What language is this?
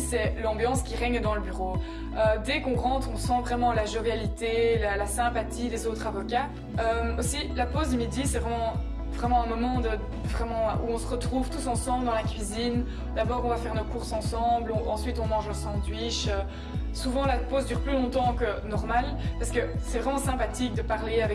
French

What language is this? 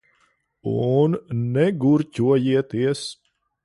Latvian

